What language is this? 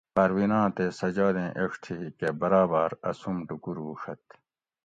Gawri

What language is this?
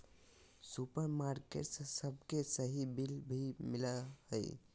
Magahi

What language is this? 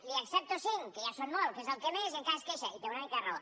Catalan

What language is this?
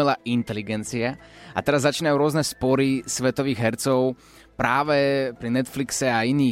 Slovak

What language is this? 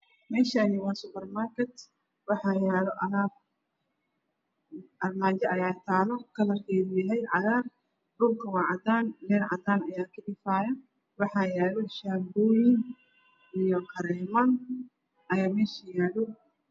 Somali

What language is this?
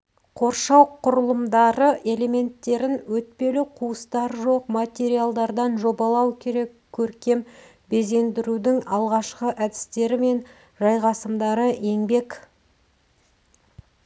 Kazakh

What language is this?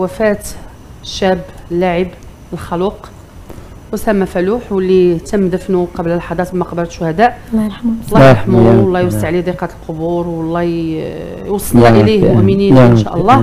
Arabic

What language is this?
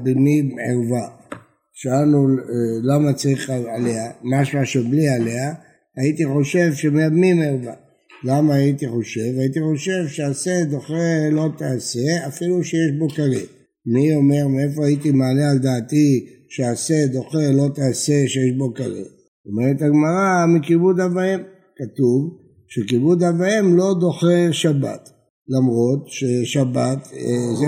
Hebrew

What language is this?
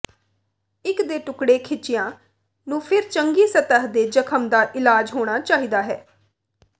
Punjabi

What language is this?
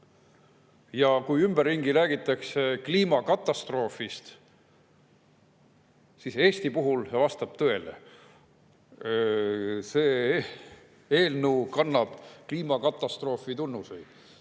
Estonian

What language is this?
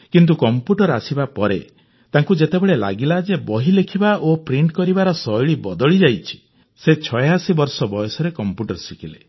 Odia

